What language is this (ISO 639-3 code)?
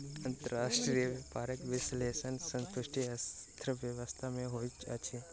mai